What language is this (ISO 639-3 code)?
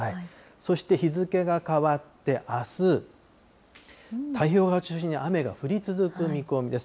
jpn